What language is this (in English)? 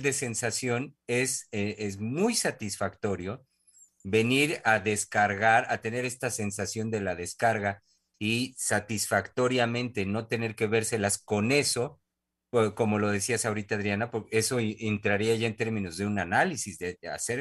Spanish